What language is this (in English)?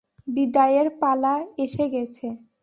Bangla